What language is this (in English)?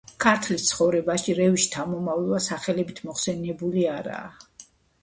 Georgian